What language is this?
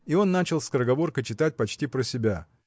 Russian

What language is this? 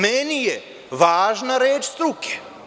Serbian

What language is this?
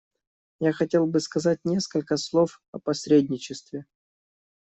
Russian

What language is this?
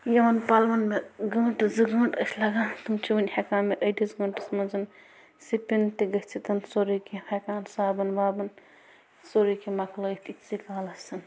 Kashmiri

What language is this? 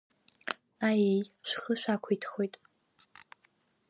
Abkhazian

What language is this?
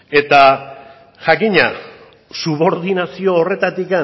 Basque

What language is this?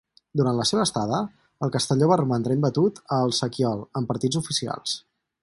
Catalan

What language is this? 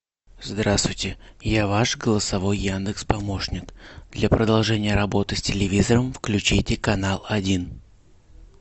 Russian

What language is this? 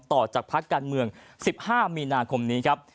Thai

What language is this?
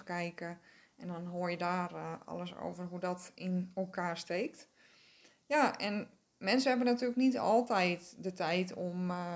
Dutch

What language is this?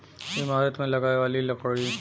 Bhojpuri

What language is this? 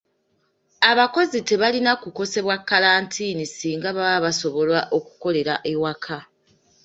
Ganda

